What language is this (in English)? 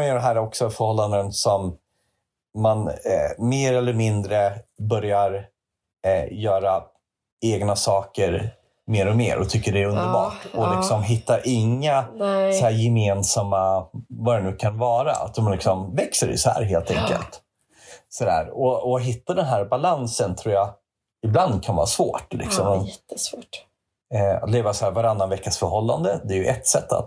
Swedish